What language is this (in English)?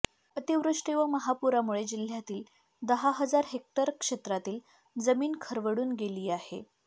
Marathi